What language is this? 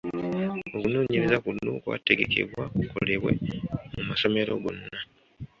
Ganda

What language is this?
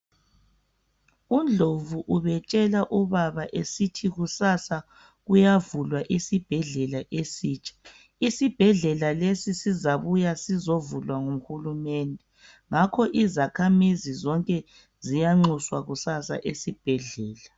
North Ndebele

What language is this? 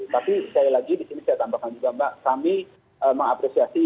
Indonesian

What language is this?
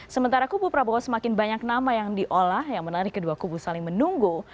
Indonesian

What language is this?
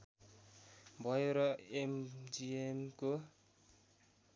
Nepali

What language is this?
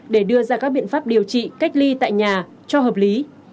Vietnamese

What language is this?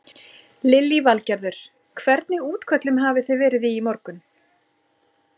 Icelandic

